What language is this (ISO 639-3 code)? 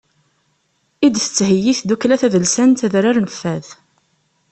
kab